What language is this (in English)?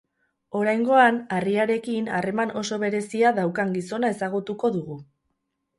Basque